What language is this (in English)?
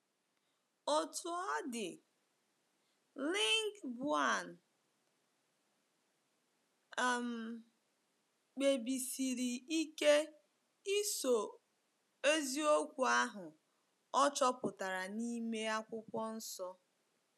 Igbo